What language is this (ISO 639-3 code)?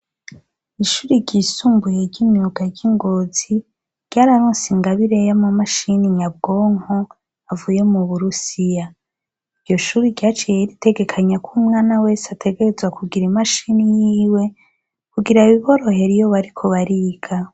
run